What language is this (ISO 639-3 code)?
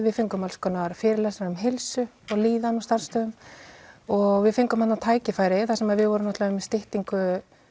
isl